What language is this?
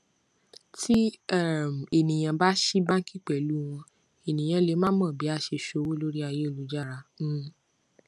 Yoruba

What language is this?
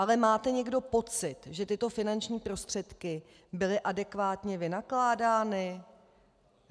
Czech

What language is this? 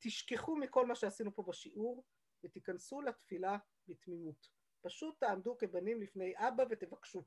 Hebrew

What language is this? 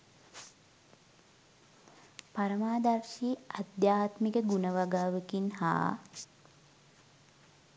Sinhala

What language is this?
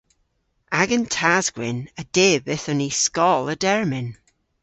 Cornish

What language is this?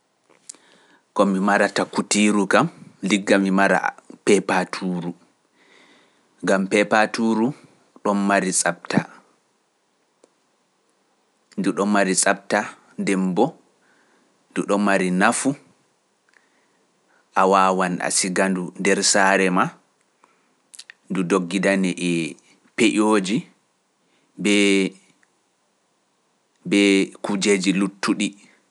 Pular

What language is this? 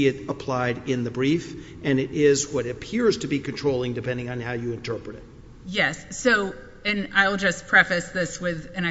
English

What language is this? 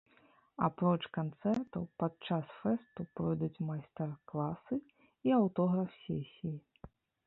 Belarusian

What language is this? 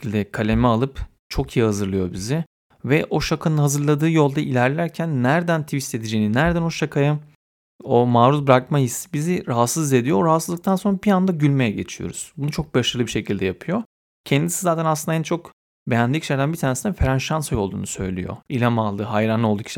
Turkish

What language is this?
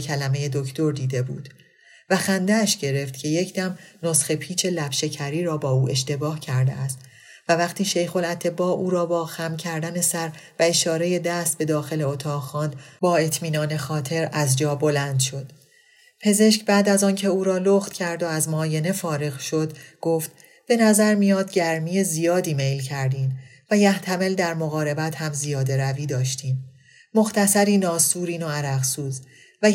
Persian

